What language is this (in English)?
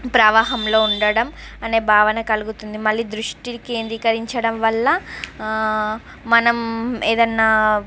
Telugu